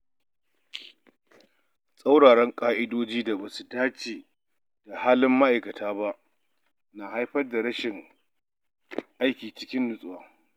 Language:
Hausa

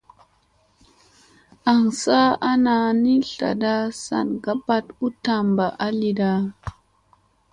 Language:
Musey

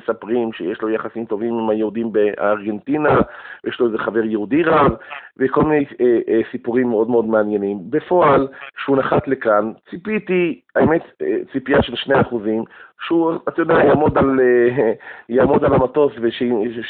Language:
Hebrew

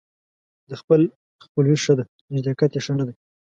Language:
Pashto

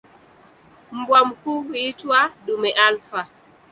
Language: Swahili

